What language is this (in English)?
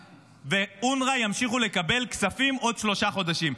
Hebrew